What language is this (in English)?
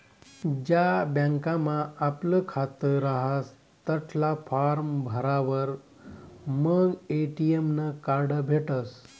Marathi